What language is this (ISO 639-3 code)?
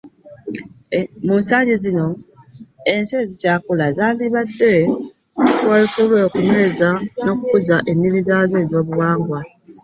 lug